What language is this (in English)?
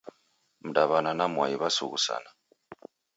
Taita